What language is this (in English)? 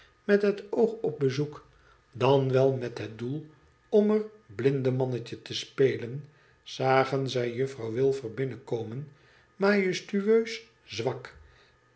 Dutch